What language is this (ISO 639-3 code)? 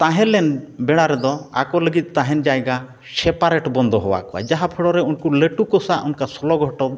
sat